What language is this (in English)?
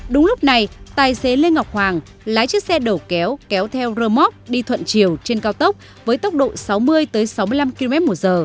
Vietnamese